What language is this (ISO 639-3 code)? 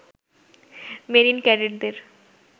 ben